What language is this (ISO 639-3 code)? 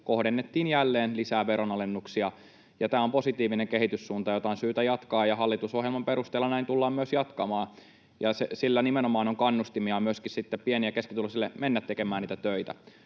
fin